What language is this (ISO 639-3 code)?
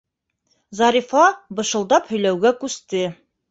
bak